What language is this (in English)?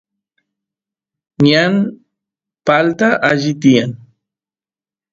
Santiago del Estero Quichua